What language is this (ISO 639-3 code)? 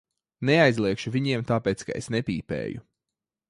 lav